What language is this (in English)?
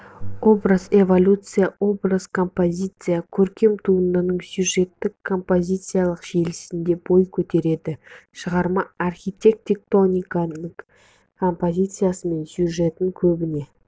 Kazakh